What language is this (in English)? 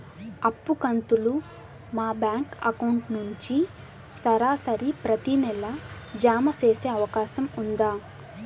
Telugu